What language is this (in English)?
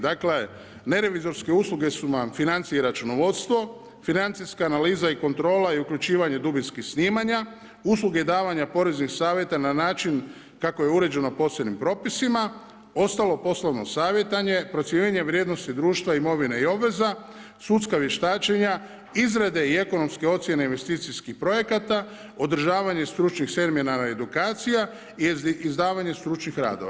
Croatian